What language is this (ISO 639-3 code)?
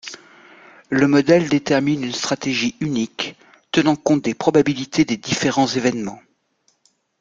fra